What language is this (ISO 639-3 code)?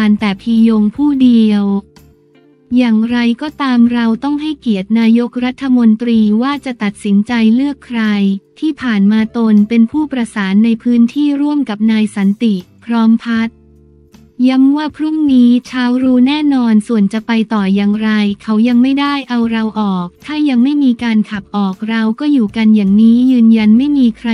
tha